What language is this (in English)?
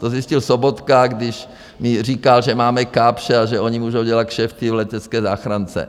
Czech